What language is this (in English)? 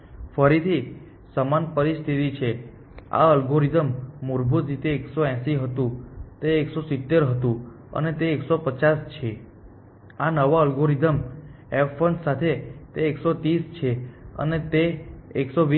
Gujarati